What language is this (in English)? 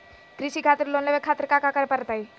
Magahi